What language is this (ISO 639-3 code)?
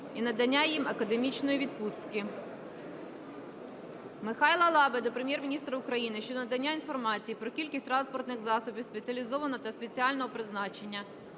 ukr